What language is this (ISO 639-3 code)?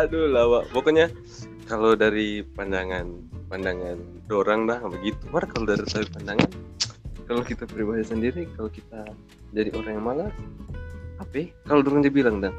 ind